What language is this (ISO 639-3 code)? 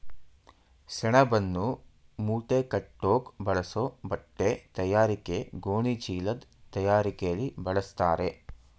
kan